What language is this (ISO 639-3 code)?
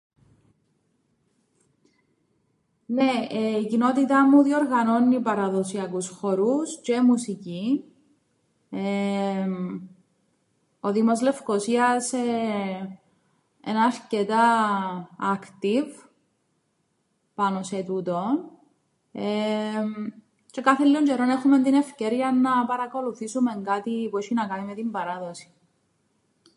ell